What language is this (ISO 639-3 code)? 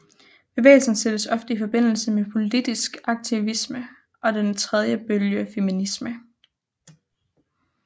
dan